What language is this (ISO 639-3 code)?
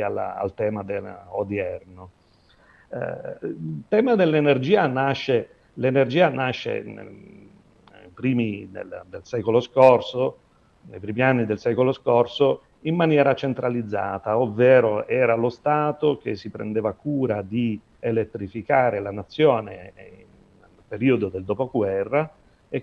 ita